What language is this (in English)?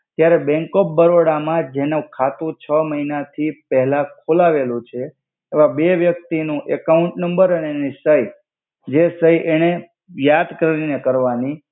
Gujarati